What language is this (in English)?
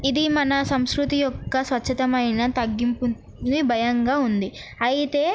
Telugu